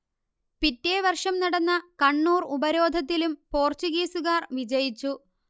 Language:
Malayalam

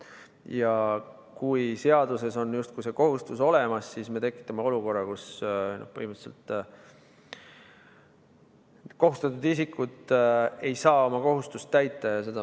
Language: Estonian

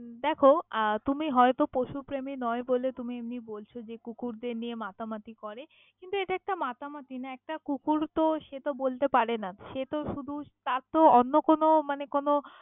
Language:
Bangla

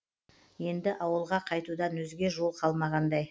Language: Kazakh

